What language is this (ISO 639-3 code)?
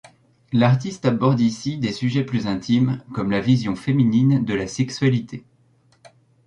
fra